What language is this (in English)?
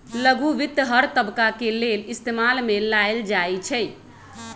Magahi